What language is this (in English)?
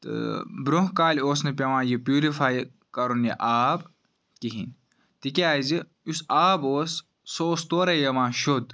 Kashmiri